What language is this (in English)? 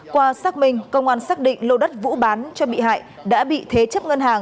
Vietnamese